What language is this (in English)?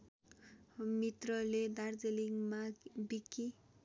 Nepali